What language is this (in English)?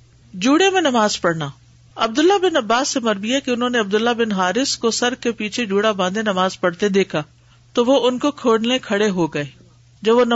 Urdu